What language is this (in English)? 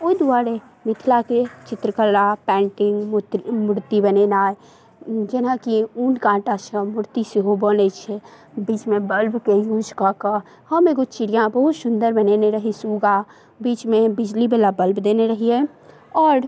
Maithili